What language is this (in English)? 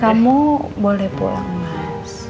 Indonesian